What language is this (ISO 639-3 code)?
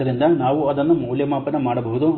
kan